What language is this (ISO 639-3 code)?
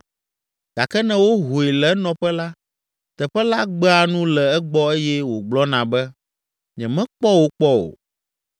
ewe